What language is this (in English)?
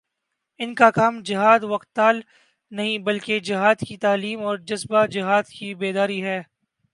Urdu